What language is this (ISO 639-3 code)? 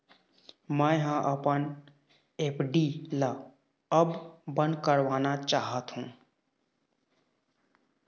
hne